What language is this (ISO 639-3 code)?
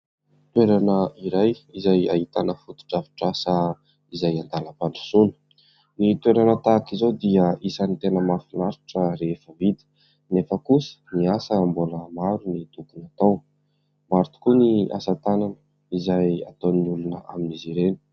mlg